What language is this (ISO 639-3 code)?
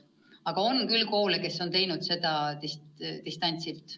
est